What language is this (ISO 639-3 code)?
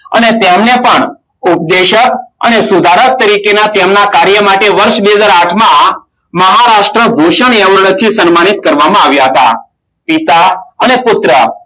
guj